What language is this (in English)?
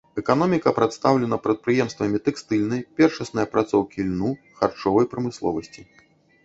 Belarusian